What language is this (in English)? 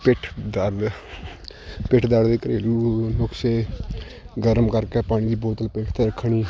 Punjabi